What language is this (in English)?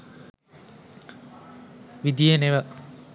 Sinhala